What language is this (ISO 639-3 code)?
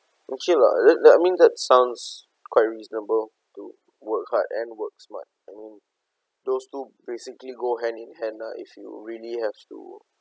eng